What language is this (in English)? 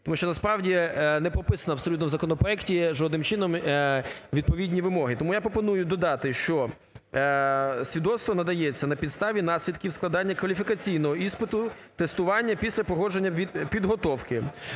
Ukrainian